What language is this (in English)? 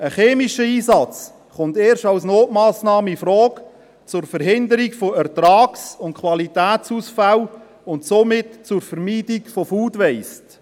Swiss German